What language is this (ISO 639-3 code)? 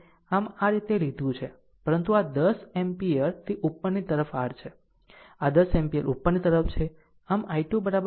guj